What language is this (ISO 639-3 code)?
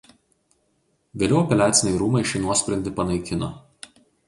lit